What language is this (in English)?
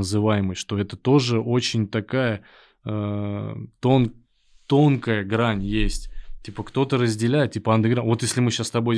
Russian